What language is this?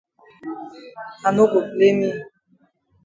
Cameroon Pidgin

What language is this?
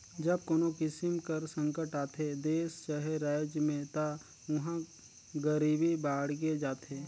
Chhattisgarhi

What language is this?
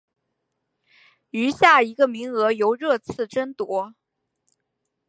Chinese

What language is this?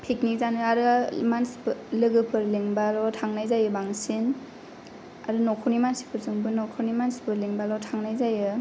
Bodo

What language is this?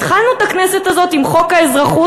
Hebrew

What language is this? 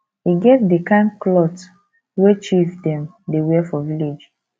Nigerian Pidgin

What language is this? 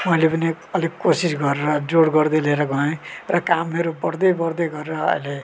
Nepali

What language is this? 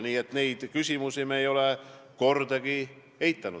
Estonian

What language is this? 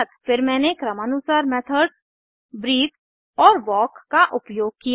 Hindi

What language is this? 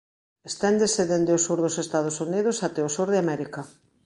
Galician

